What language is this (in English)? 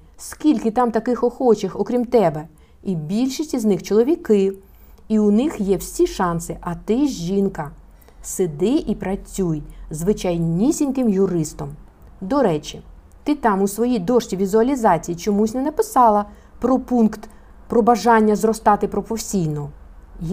Ukrainian